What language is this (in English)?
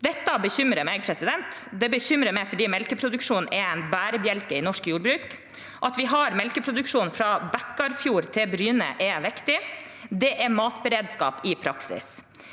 Norwegian